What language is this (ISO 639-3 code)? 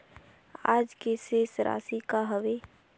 hne